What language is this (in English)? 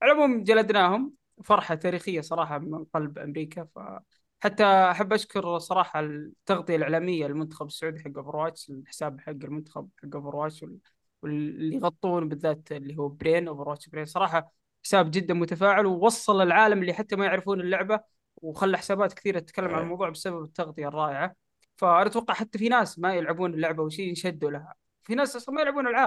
Arabic